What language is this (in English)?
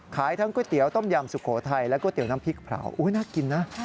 Thai